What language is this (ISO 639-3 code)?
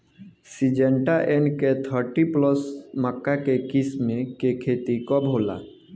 bho